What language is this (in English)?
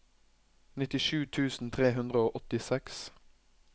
Norwegian